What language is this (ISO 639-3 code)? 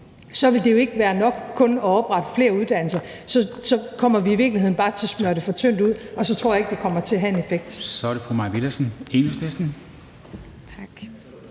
dan